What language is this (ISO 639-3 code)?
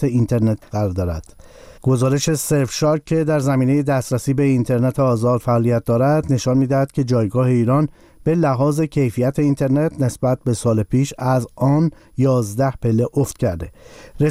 fas